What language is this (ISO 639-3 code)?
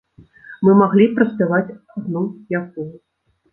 bel